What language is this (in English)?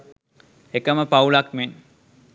Sinhala